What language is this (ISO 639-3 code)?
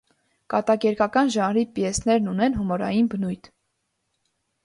hye